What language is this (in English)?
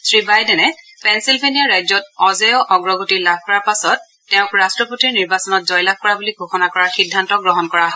Assamese